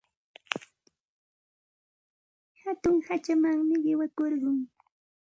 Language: Santa Ana de Tusi Pasco Quechua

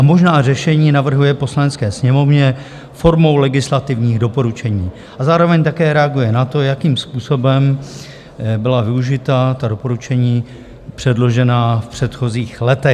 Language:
Czech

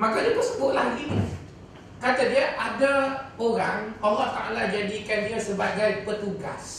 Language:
Malay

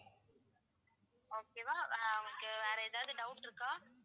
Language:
Tamil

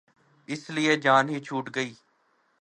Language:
Urdu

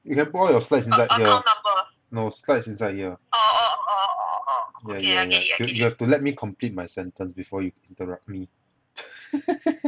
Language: English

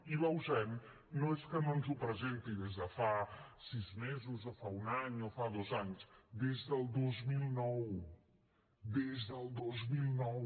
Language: Catalan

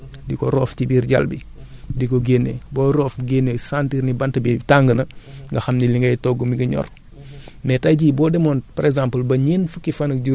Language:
Wolof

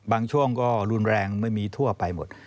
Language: Thai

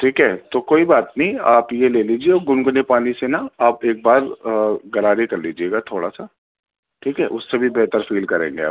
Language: Urdu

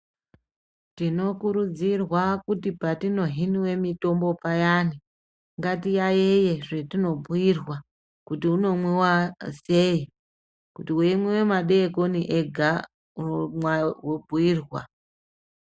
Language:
Ndau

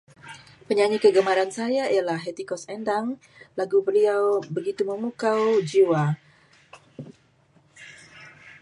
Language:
Malay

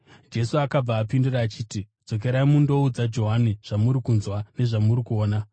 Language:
Shona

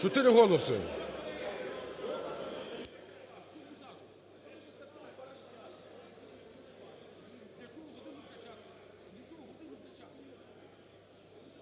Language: Ukrainian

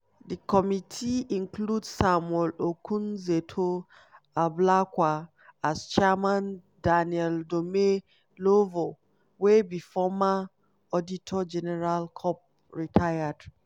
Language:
Nigerian Pidgin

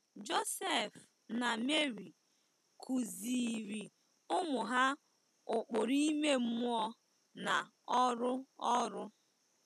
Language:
Igbo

